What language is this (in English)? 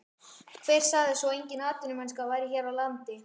Icelandic